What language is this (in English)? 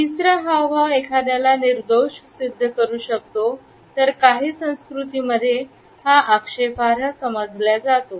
Marathi